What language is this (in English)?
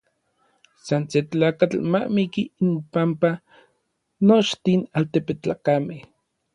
Orizaba Nahuatl